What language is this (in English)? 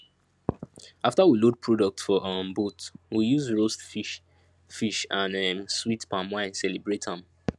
Nigerian Pidgin